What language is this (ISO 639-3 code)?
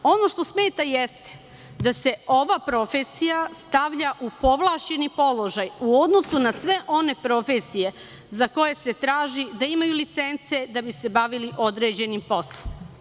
srp